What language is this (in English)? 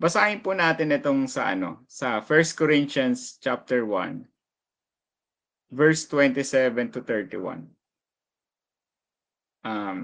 Filipino